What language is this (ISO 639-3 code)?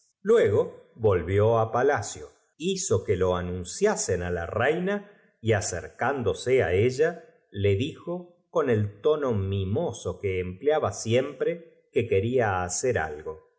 spa